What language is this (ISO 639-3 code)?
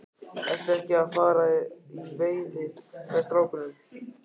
isl